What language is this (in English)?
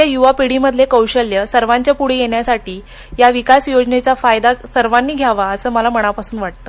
Marathi